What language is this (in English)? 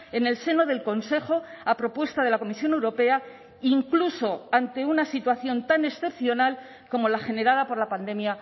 Spanish